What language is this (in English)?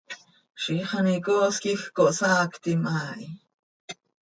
Seri